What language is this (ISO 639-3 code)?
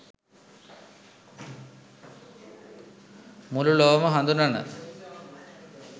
sin